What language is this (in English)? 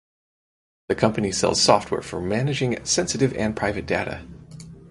English